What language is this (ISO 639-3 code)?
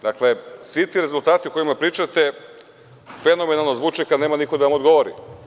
srp